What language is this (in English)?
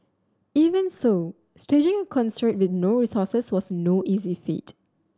English